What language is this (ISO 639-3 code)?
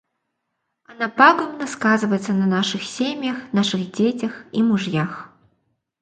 rus